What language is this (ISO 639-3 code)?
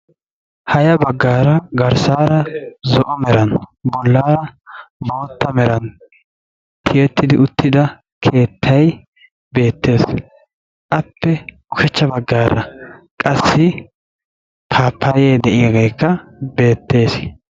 wal